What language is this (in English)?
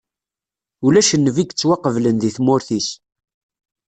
Kabyle